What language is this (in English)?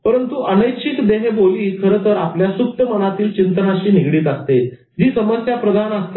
Marathi